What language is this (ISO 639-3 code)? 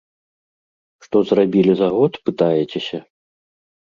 bel